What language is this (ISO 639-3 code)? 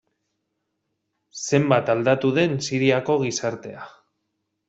eus